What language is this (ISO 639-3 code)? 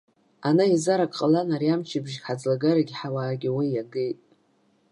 abk